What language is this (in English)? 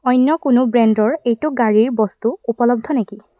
Assamese